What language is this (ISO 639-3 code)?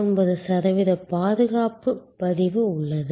tam